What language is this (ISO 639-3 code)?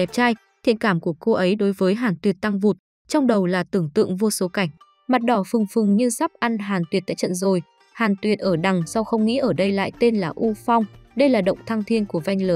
vie